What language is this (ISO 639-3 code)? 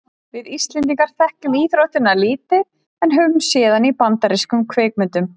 isl